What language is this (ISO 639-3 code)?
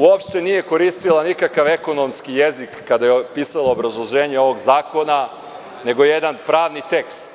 srp